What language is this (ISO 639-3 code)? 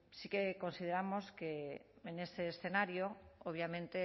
spa